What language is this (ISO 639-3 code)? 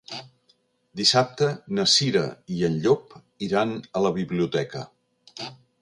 cat